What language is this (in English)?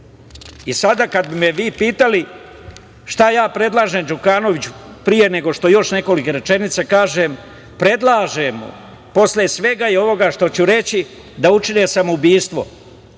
Serbian